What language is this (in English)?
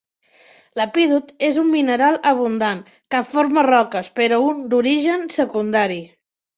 Catalan